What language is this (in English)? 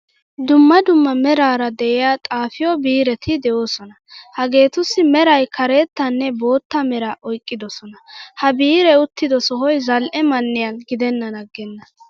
Wolaytta